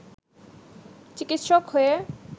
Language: Bangla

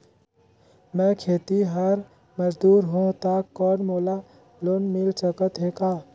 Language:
Chhattisgarhi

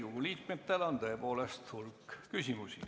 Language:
Estonian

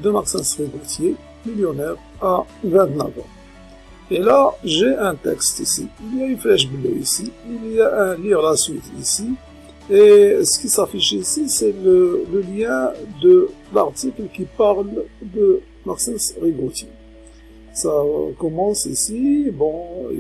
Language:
French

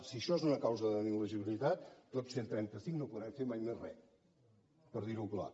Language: Catalan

